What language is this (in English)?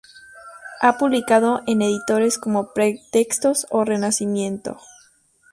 Spanish